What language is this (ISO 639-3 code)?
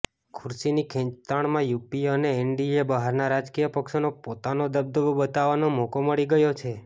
guj